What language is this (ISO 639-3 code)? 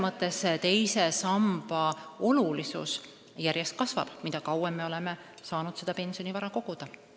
est